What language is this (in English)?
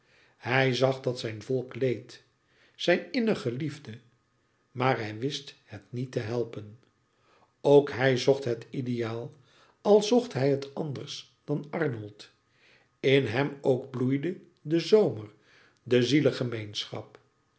Dutch